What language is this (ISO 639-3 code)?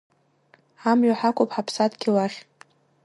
abk